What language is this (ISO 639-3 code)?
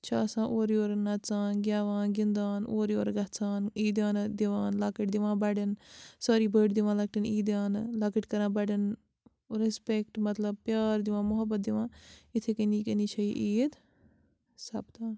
kas